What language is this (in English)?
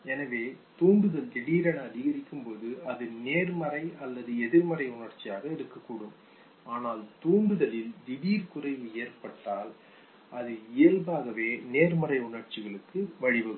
Tamil